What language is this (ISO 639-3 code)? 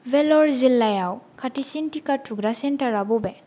brx